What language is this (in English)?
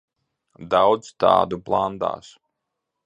Latvian